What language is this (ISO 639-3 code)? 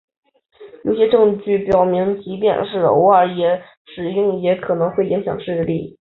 zho